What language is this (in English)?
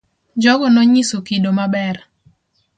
Luo (Kenya and Tanzania)